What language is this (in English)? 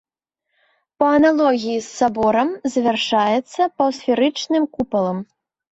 Belarusian